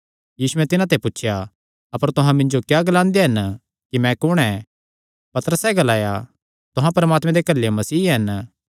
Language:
Kangri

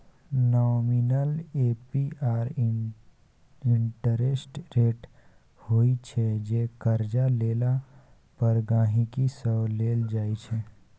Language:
Maithili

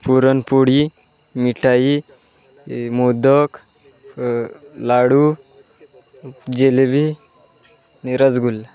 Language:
Marathi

